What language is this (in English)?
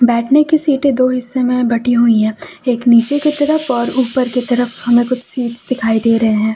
Hindi